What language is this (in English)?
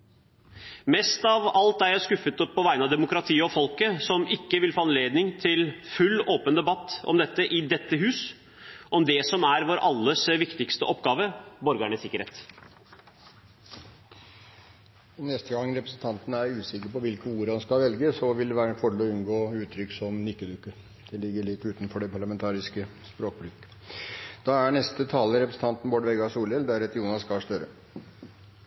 Norwegian